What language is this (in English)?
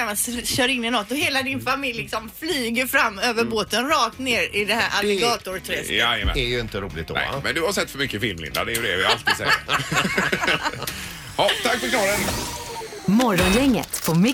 Swedish